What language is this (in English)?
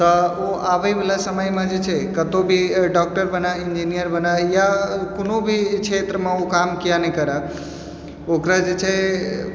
Maithili